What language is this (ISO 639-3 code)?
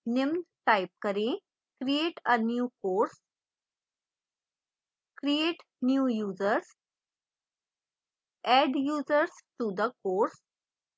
hin